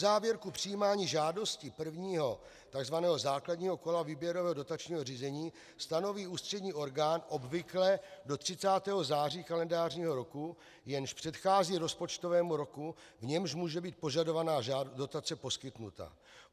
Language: Czech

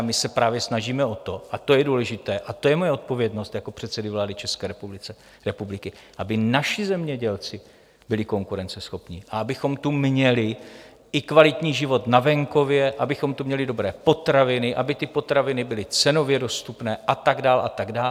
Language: Czech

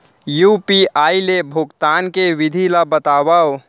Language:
Chhattisgarhi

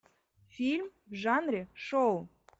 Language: Russian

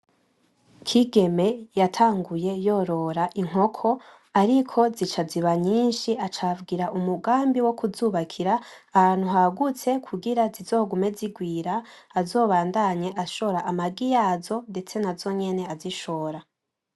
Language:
Rundi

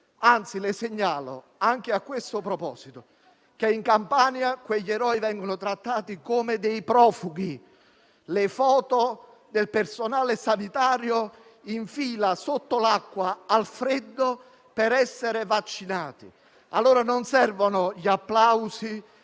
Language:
Italian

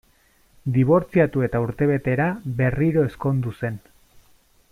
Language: Basque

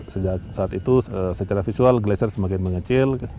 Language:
Indonesian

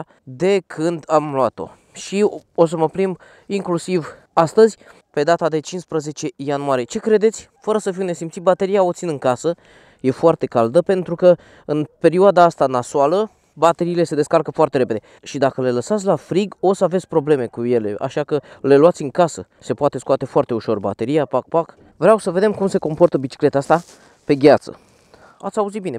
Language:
Romanian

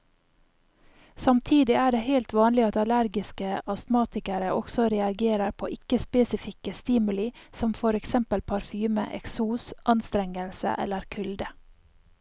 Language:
Norwegian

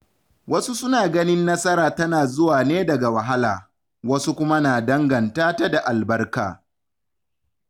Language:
Hausa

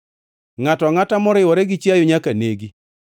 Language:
Luo (Kenya and Tanzania)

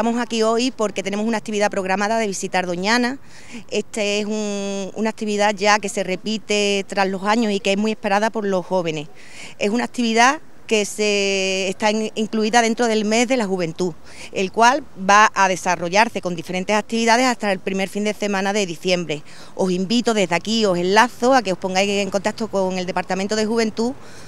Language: Spanish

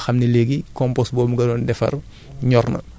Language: Wolof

